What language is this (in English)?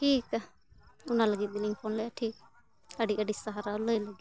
Santali